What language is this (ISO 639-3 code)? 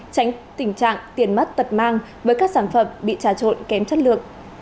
vie